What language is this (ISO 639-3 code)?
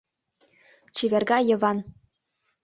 chm